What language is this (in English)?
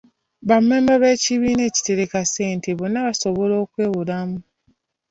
Ganda